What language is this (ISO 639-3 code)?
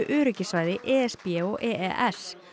isl